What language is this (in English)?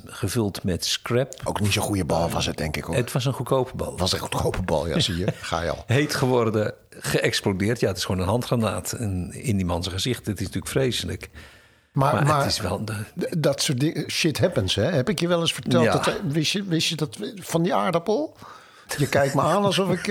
Dutch